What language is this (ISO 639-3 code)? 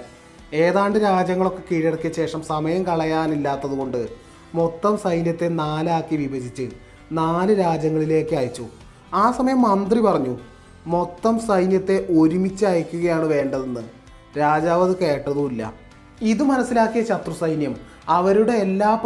mal